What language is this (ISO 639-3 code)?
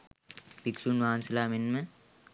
sin